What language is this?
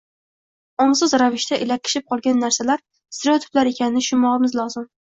Uzbek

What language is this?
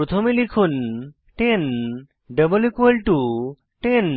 Bangla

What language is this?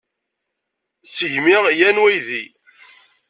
Kabyle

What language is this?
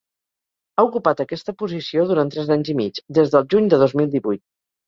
Catalan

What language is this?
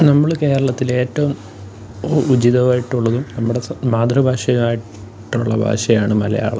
Malayalam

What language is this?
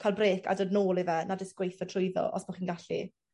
Welsh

